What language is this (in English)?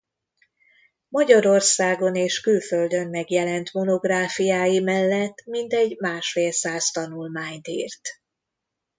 Hungarian